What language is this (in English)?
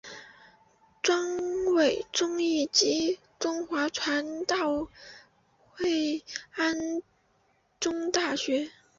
Chinese